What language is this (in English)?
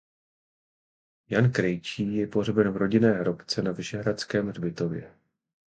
Czech